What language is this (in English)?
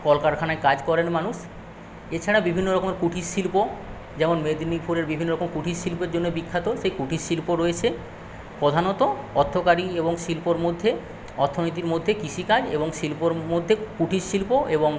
Bangla